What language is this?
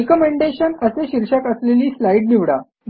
Marathi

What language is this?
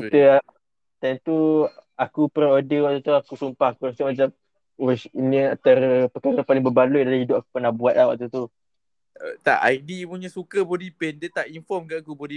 Malay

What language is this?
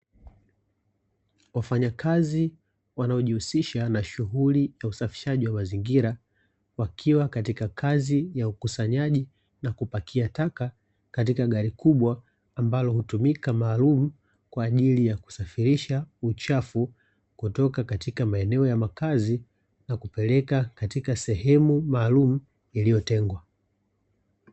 Swahili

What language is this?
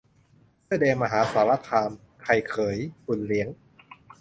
Thai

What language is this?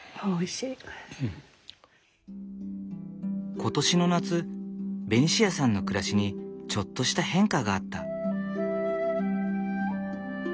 Japanese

